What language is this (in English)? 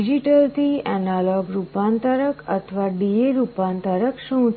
Gujarati